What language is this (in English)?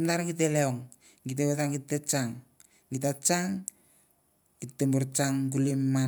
Mandara